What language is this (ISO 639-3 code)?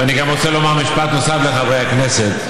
heb